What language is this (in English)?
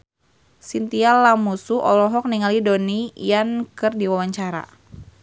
Sundanese